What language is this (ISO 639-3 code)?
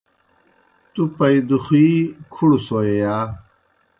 plk